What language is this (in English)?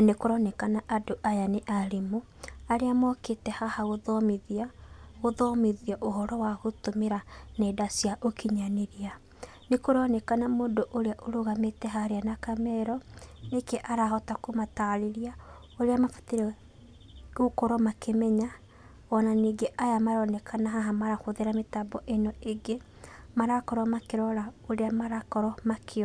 Kikuyu